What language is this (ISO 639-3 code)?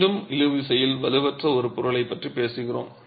tam